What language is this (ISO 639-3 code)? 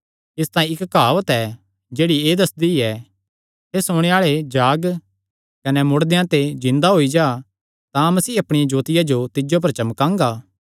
xnr